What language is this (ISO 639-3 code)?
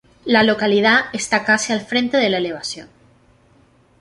spa